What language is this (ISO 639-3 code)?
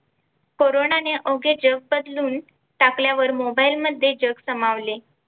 mar